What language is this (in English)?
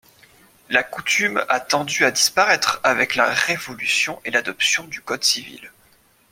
French